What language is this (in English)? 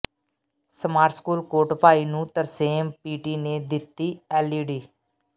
Punjabi